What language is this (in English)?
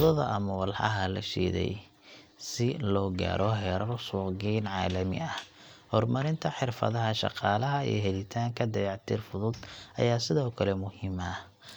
Somali